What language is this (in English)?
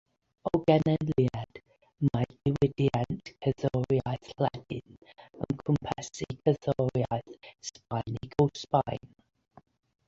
Welsh